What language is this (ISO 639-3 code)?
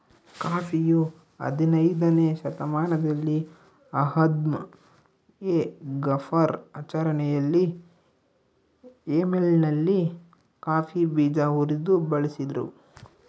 kan